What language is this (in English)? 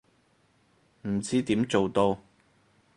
Cantonese